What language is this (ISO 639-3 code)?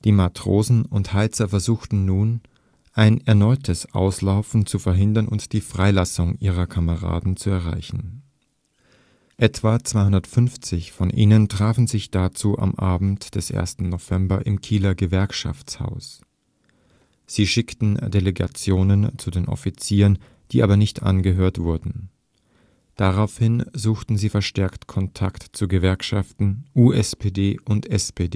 deu